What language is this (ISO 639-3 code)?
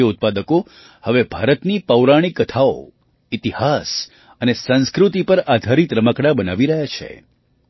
guj